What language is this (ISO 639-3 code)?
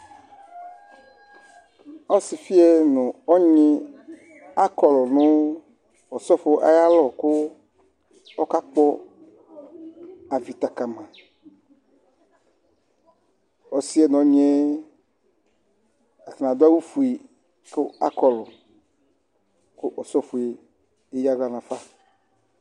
kpo